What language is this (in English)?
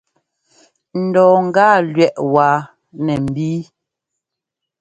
Ngomba